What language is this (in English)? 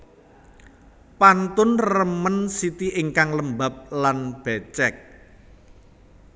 Javanese